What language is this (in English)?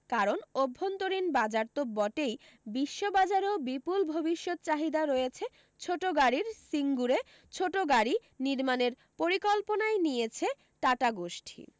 Bangla